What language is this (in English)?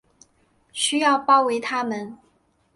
Chinese